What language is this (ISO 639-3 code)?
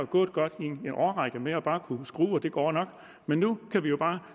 dan